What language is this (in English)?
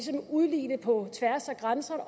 Danish